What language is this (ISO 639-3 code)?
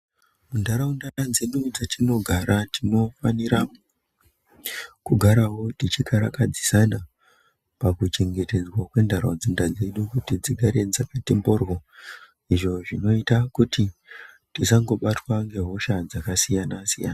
ndc